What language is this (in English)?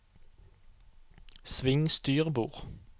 Norwegian